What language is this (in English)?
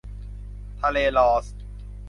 Thai